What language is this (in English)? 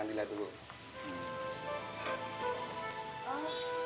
Indonesian